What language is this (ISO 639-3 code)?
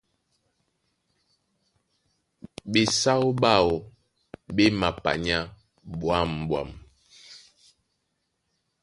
dua